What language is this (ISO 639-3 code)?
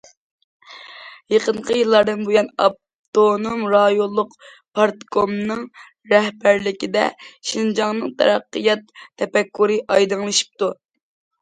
uig